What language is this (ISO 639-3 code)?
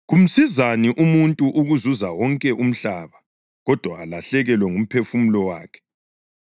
nde